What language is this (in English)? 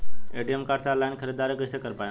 Bhojpuri